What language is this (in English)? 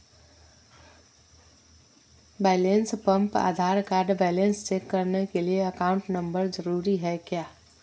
Magahi